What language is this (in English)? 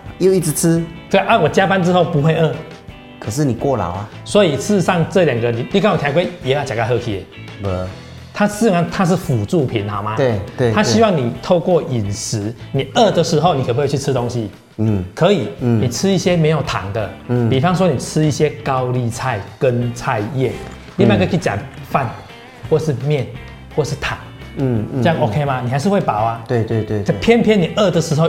Chinese